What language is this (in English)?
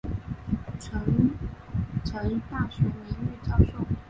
Chinese